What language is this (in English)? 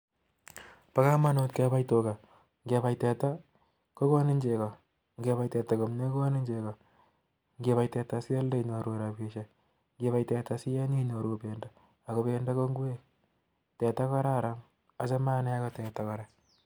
Kalenjin